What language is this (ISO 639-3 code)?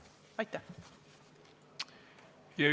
est